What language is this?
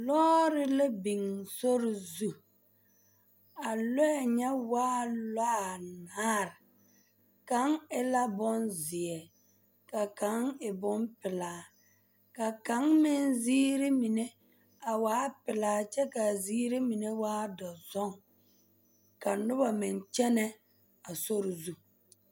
Southern Dagaare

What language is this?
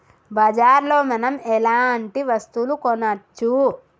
Telugu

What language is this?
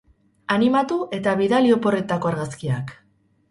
Basque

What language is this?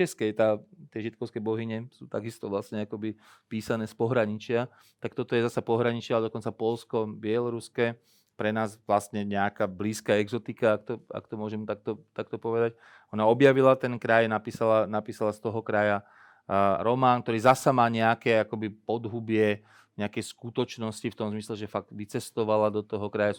Slovak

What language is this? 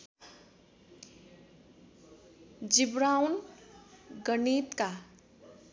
Nepali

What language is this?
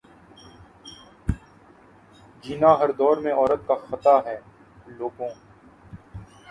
Urdu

